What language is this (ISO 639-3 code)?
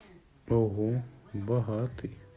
rus